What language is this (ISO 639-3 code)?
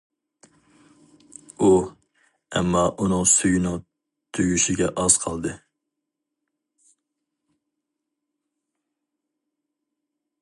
uig